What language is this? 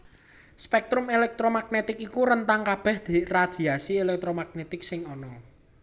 Javanese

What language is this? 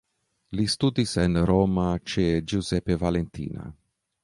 Esperanto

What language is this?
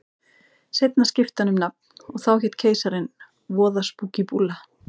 Icelandic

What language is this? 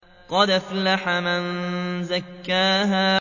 Arabic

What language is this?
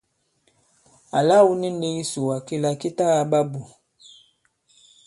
Bankon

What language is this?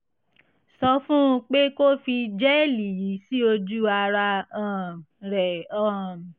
Yoruba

